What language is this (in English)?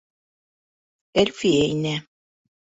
Bashkir